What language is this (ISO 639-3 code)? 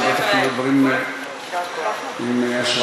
heb